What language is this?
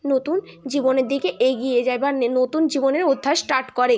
Bangla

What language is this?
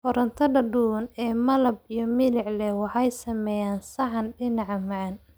Somali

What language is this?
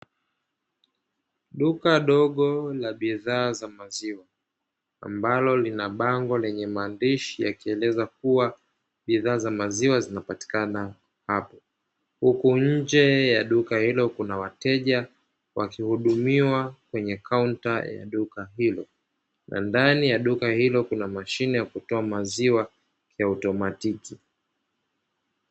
Swahili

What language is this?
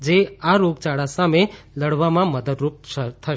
Gujarati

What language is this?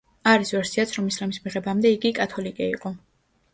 Georgian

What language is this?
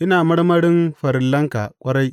Hausa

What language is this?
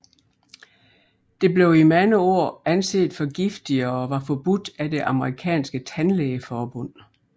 Danish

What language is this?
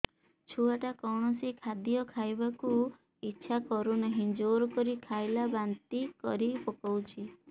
Odia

